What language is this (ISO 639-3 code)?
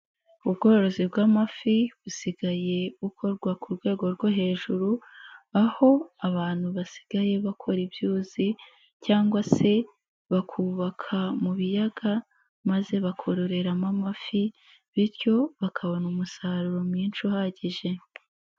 kin